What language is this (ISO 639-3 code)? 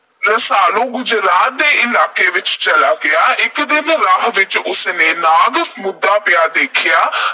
pan